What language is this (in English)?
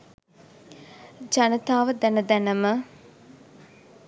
Sinhala